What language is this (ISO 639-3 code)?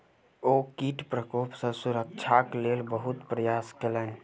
mai